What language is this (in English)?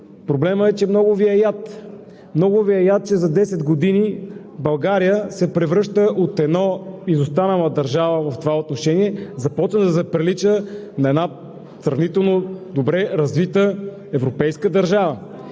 Bulgarian